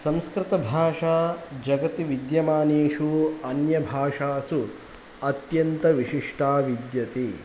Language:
Sanskrit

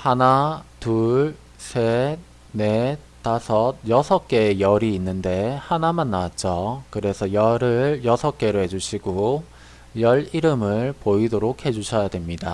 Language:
Korean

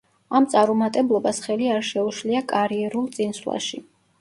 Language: Georgian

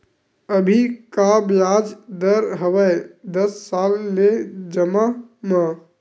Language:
Chhattisgarhi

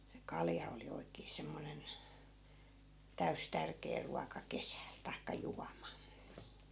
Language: Finnish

